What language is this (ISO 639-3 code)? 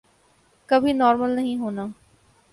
urd